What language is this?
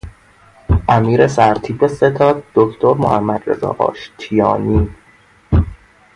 Persian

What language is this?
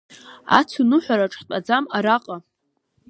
Abkhazian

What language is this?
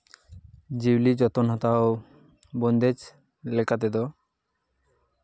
Santali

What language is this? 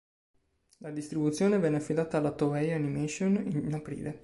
Italian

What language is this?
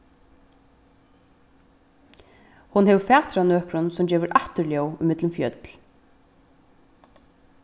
Faroese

